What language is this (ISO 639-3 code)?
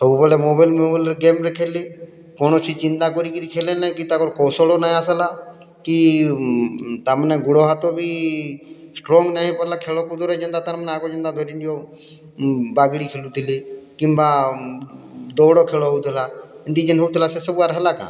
ori